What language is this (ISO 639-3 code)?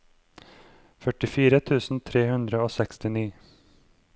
nor